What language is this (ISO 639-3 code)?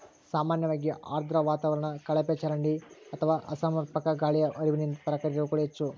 kan